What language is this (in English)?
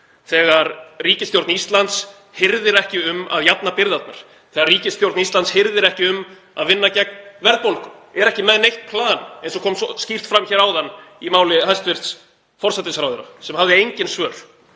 Icelandic